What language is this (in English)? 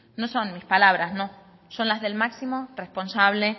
Spanish